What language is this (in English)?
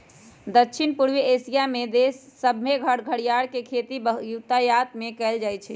Magahi